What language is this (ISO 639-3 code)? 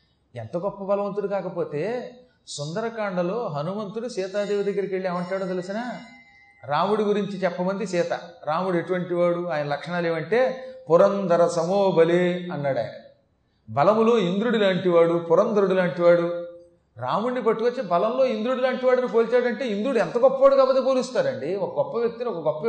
tel